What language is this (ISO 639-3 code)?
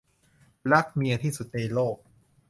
tha